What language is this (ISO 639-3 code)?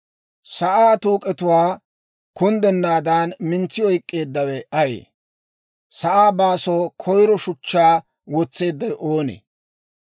dwr